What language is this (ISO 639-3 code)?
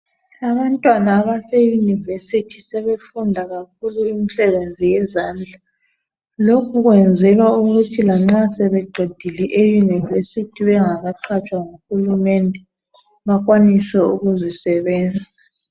nde